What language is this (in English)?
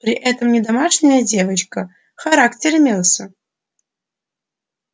Russian